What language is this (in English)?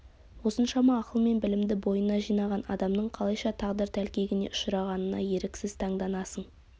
Kazakh